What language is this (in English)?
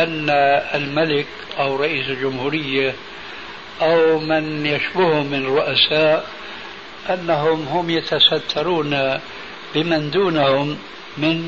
Arabic